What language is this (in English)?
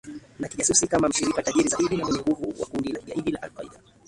Swahili